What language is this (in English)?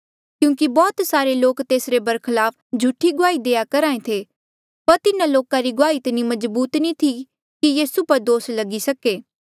Mandeali